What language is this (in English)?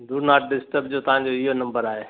Sindhi